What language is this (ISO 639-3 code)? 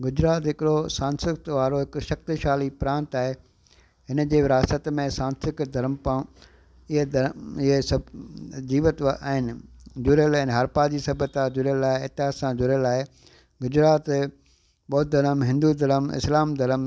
snd